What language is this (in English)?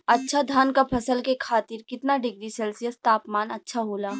Bhojpuri